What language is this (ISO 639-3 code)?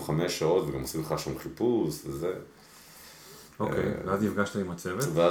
heb